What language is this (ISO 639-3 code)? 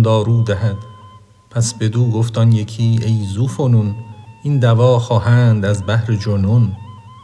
fas